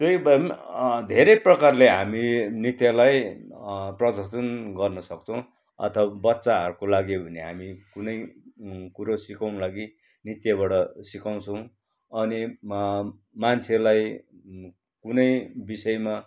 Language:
Nepali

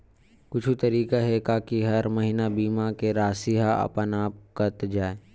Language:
Chhattisgarhi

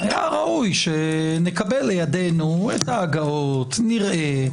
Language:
Hebrew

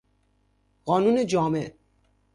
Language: Persian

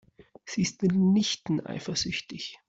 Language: German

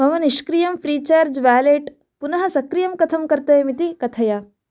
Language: Sanskrit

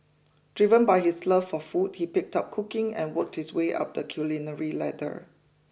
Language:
English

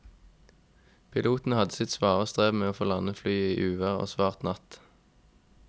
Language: Norwegian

